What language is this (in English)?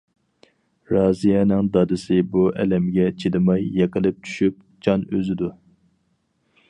Uyghur